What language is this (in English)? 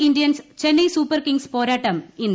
Malayalam